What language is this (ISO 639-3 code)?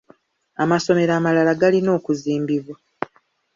lug